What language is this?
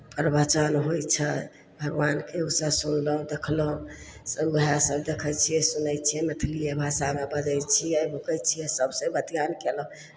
Maithili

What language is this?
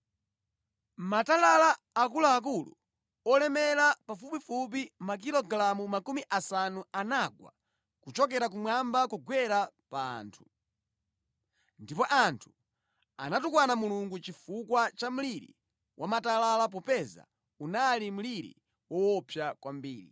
Nyanja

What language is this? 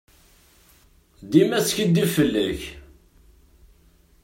Kabyle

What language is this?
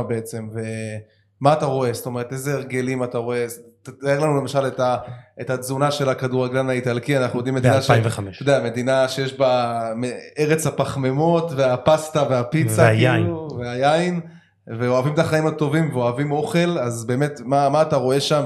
Hebrew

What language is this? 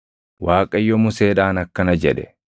Oromo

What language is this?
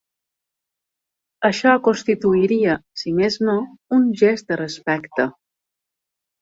Catalan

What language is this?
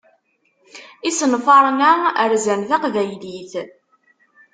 Kabyle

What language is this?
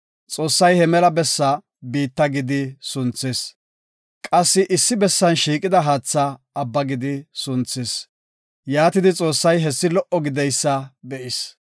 Gofa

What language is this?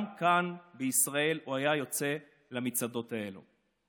Hebrew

